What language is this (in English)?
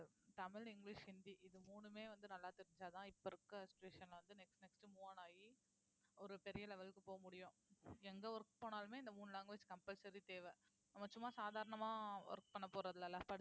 Tamil